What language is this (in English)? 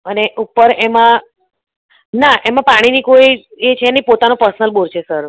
Gujarati